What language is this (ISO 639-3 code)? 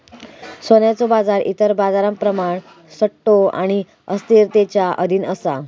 mar